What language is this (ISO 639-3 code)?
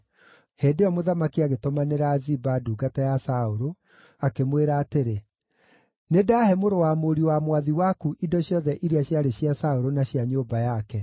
kik